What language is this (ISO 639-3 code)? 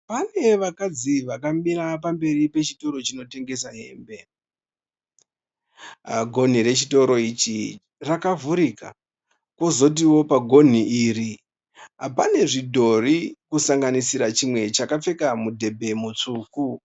sna